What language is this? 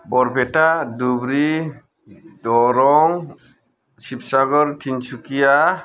Bodo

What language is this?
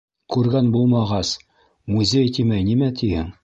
Bashkir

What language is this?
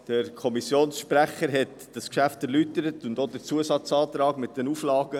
Swiss German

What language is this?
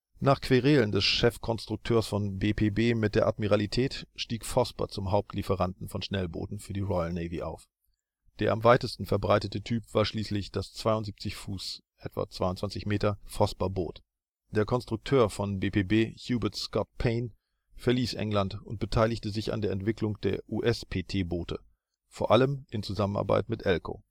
German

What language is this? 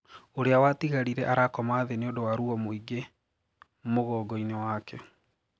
Kikuyu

